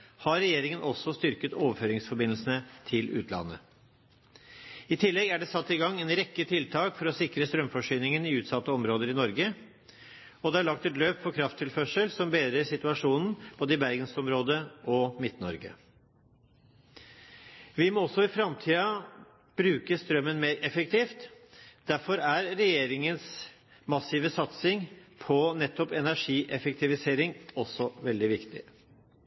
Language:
Norwegian Bokmål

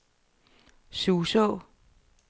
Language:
Danish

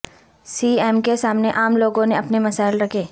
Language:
Urdu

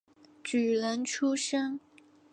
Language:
Chinese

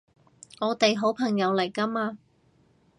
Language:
Cantonese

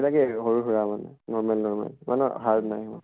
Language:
Assamese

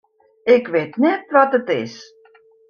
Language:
Western Frisian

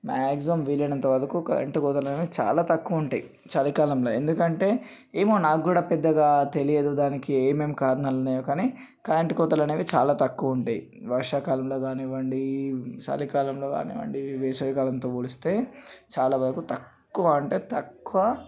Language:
Telugu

